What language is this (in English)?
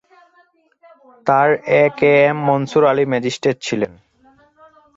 Bangla